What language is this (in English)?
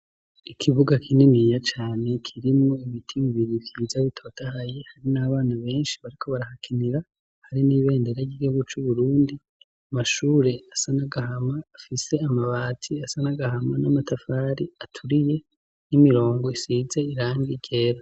Rundi